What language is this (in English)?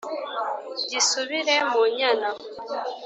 Kinyarwanda